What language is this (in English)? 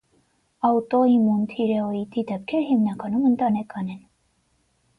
Armenian